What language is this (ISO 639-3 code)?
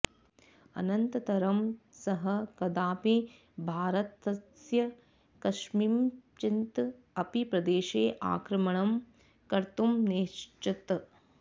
san